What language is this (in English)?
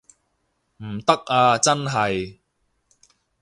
Cantonese